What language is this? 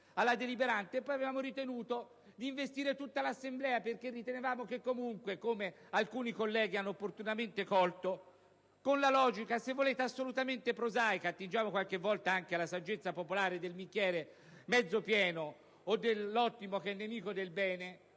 Italian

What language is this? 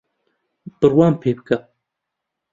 Central Kurdish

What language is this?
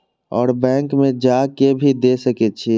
Maithili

